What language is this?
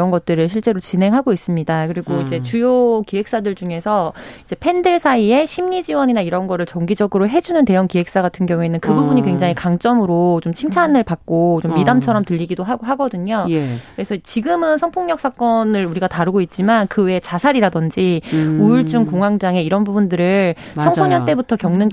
Korean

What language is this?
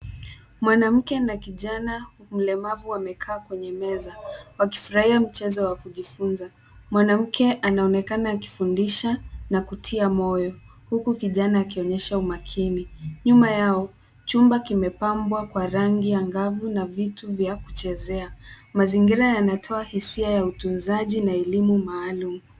Swahili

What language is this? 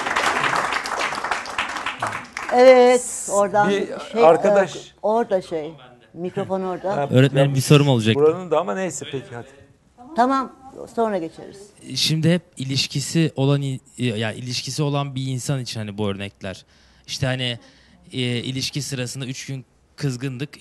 Turkish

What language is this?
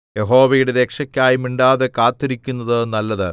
Malayalam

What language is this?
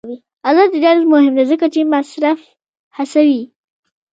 Pashto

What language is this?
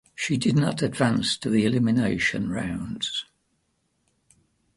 English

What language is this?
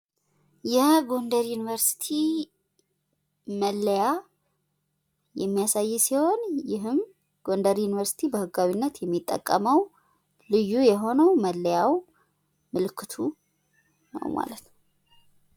Amharic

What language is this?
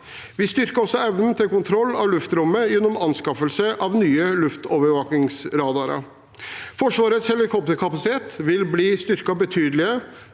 Norwegian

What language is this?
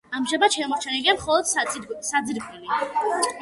Georgian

